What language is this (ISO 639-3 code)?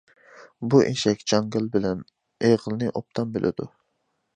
uig